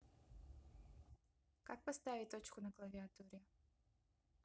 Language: Russian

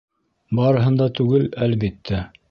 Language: Bashkir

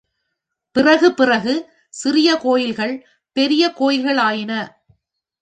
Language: Tamil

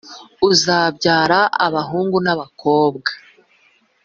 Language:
Kinyarwanda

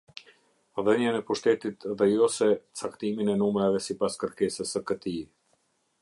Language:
Albanian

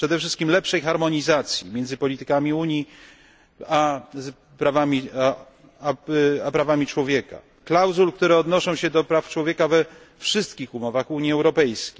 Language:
Polish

